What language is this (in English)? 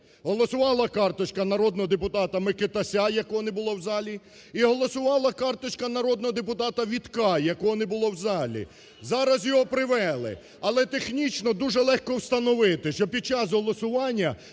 Ukrainian